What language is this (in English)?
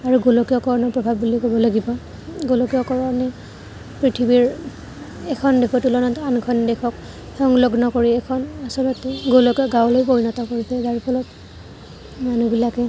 Assamese